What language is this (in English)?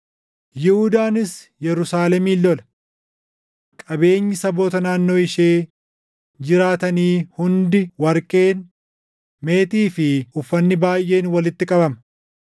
Oromo